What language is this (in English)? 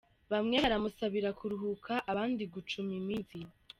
Kinyarwanda